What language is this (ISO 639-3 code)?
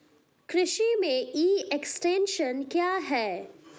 hin